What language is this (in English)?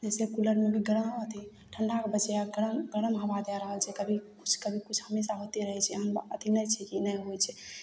Maithili